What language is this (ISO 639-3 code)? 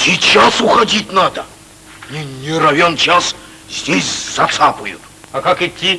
rus